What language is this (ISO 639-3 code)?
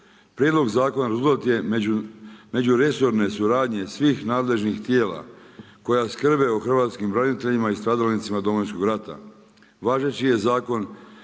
hrv